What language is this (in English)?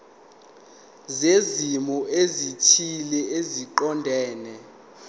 Zulu